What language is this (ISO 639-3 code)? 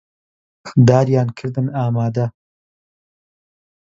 ckb